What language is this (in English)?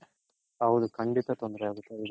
Kannada